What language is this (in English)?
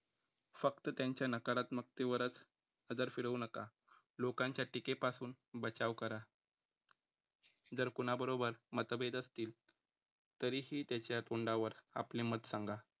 Marathi